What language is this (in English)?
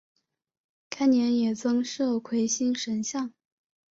Chinese